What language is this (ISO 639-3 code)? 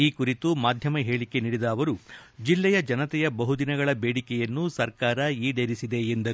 kan